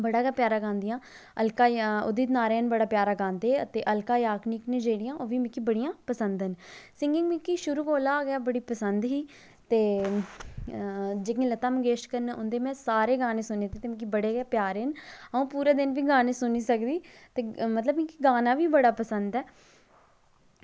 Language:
Dogri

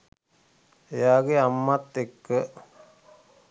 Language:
Sinhala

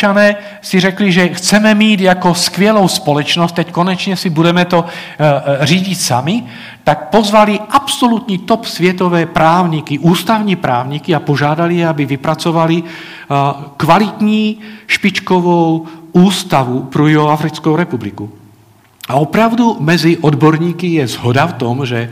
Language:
Czech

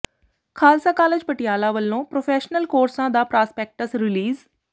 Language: Punjabi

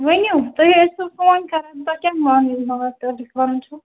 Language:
Kashmiri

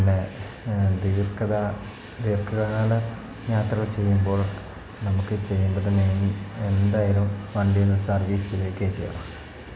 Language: Malayalam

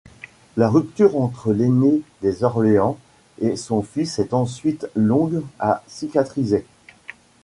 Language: French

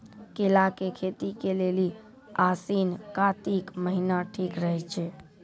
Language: Maithili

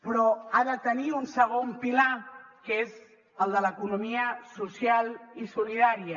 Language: Catalan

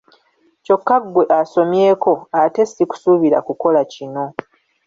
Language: Ganda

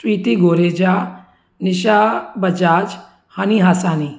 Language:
Sindhi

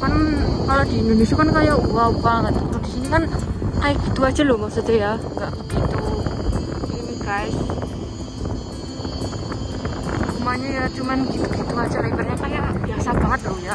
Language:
Indonesian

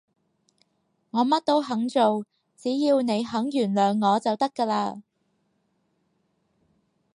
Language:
Cantonese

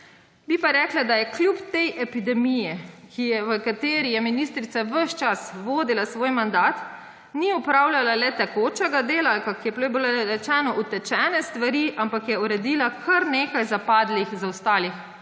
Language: Slovenian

